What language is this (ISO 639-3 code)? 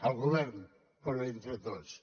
cat